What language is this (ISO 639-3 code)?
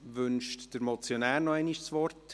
gsw